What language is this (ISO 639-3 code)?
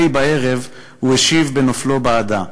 heb